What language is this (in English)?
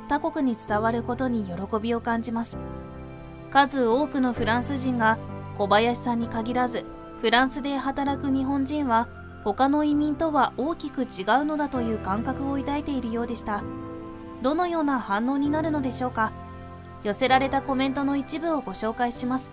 Japanese